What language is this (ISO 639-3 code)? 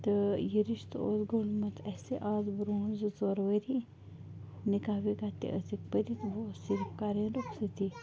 kas